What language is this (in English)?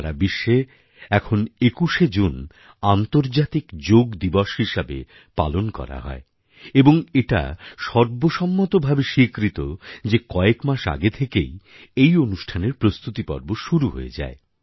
Bangla